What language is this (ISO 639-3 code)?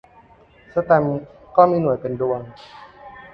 tha